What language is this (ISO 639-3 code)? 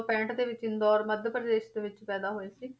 pan